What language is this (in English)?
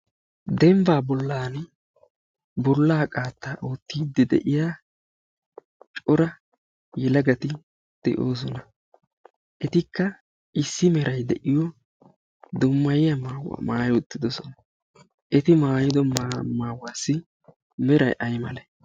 Wolaytta